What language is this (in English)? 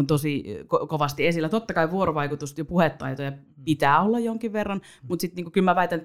Finnish